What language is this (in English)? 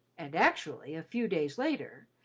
English